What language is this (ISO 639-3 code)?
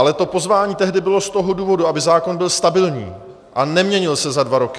ces